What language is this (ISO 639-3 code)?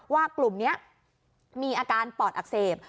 tha